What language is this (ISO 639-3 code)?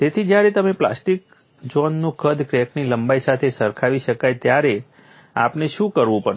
guj